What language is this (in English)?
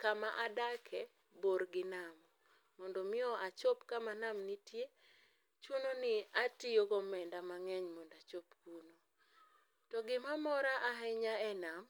Luo (Kenya and Tanzania)